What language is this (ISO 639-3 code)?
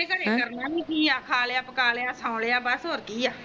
pan